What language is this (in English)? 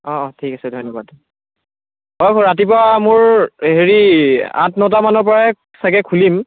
Assamese